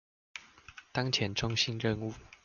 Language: Chinese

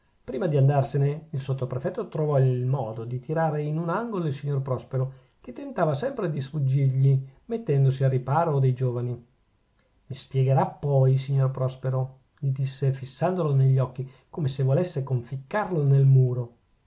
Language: Italian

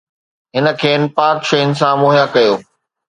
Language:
Sindhi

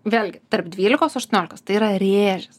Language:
Lithuanian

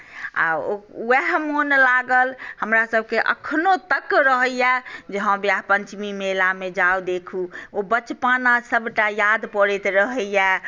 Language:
Maithili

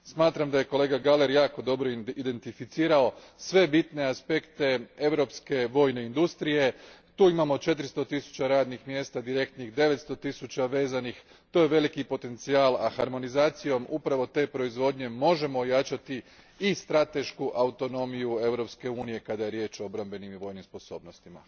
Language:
Croatian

